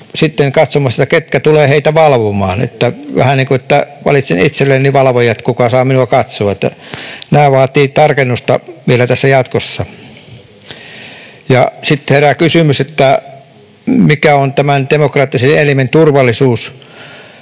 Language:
Finnish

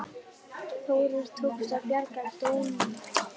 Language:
Icelandic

